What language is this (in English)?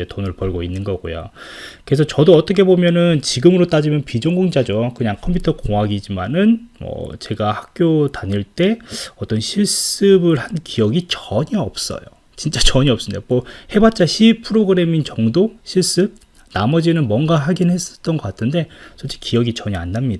Korean